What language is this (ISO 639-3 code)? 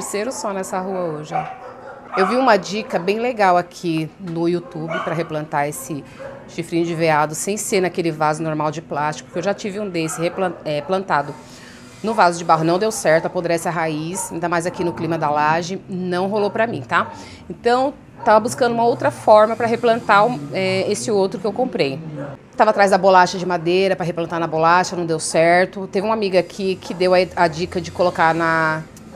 por